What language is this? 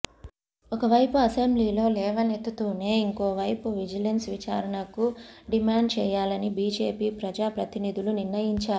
Telugu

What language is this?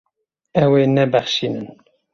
Kurdish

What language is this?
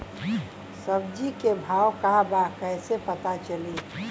Bhojpuri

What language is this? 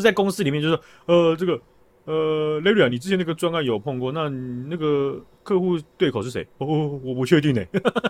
Chinese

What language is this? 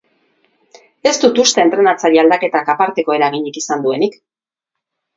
Basque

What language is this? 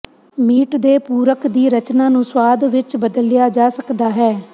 Punjabi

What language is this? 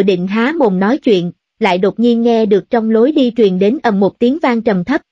Vietnamese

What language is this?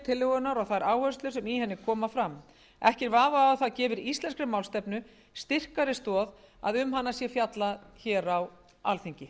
Icelandic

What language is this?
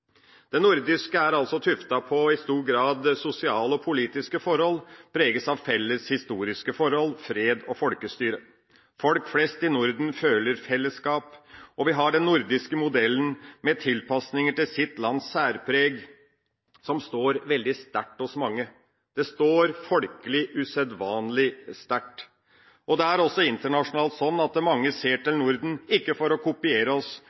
Norwegian Bokmål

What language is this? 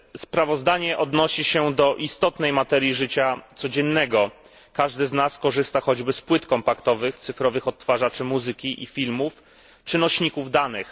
Polish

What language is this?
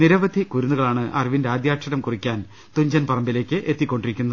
Malayalam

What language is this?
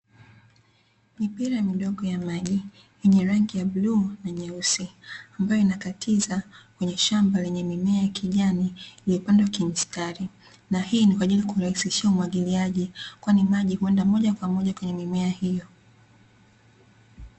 Swahili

